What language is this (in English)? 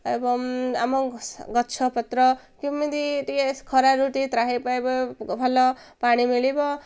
Odia